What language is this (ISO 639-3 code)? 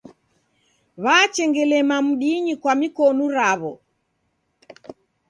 dav